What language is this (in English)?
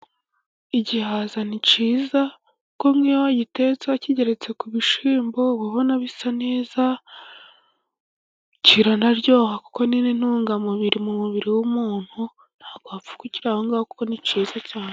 Kinyarwanda